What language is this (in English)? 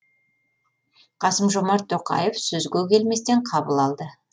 Kazakh